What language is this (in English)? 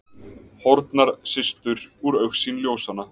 Icelandic